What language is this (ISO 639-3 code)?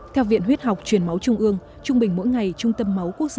vie